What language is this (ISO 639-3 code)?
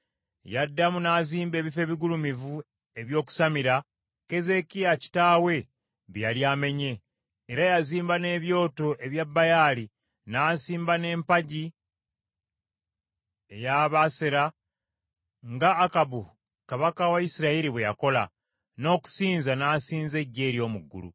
lug